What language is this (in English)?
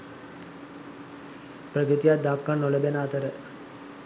Sinhala